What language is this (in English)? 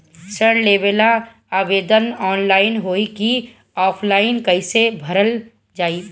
Bhojpuri